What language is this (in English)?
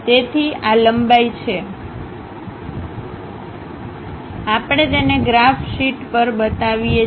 Gujarati